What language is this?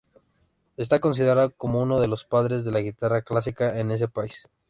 Spanish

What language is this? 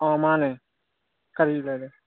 Manipuri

